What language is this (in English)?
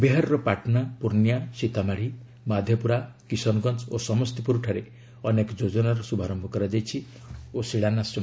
Odia